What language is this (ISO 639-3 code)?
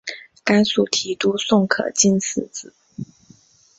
zho